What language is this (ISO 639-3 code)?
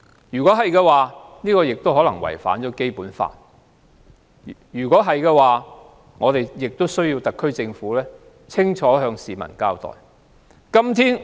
yue